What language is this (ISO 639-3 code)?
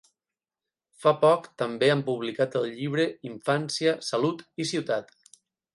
cat